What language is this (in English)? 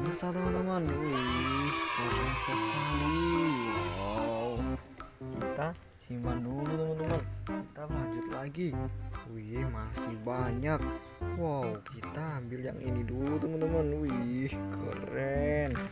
Indonesian